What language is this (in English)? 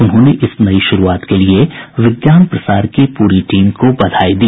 Hindi